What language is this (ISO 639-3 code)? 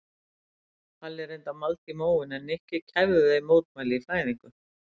isl